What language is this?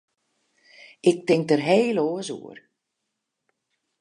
Western Frisian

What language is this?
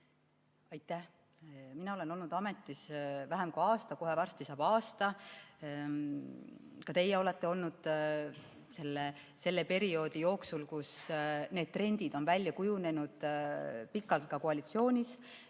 Estonian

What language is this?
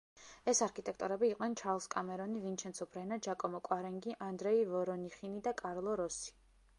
Georgian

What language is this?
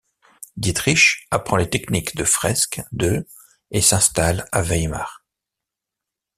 French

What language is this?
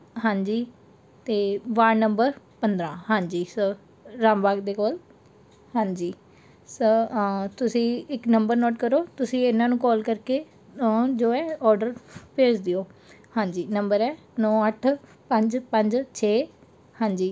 Punjabi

